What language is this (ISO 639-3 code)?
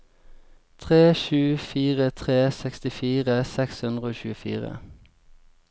nor